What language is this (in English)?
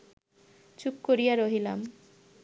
Bangla